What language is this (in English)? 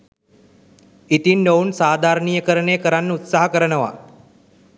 Sinhala